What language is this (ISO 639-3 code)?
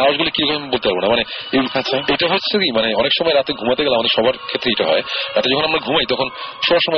ben